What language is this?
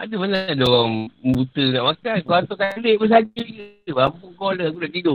Malay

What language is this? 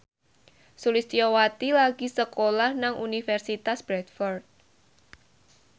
Javanese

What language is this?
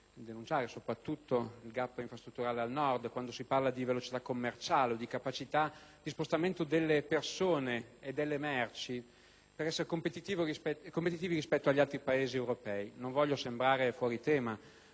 Italian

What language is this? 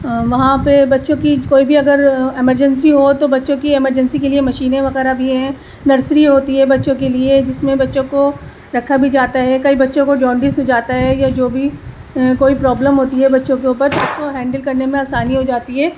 Urdu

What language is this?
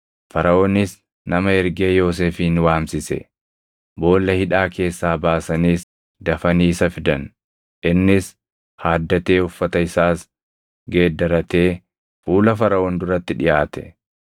Oromo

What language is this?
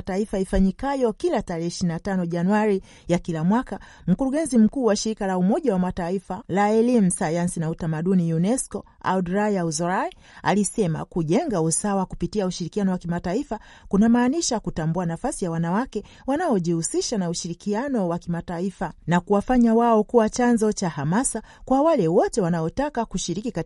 Swahili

